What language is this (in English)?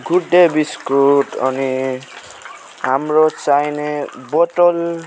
Nepali